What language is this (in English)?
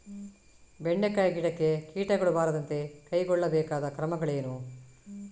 Kannada